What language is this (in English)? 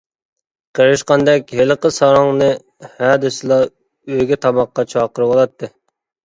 Uyghur